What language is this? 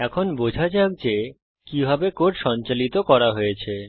Bangla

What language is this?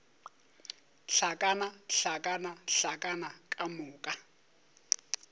Northern Sotho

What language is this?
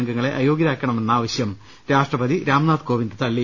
Malayalam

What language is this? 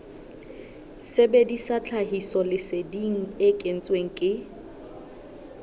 Southern Sotho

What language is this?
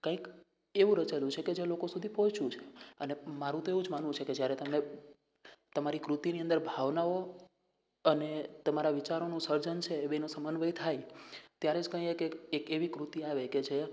Gujarati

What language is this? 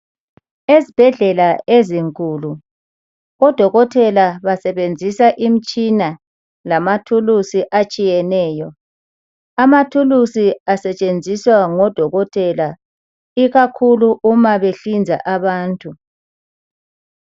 North Ndebele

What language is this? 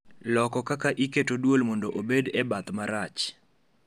Luo (Kenya and Tanzania)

